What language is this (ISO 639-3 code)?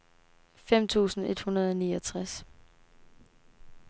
dan